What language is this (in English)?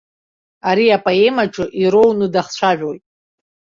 Abkhazian